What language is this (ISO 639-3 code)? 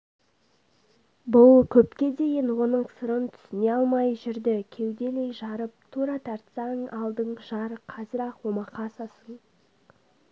kaz